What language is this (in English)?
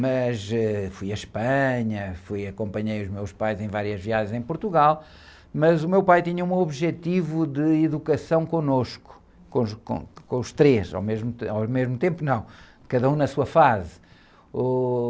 Portuguese